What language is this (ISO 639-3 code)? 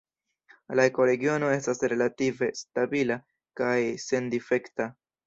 epo